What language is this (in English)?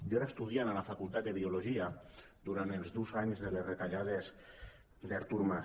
Catalan